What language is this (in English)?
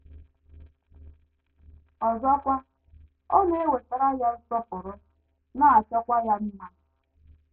Igbo